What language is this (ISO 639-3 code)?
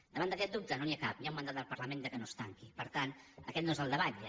cat